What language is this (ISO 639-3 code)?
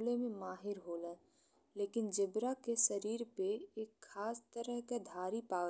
bho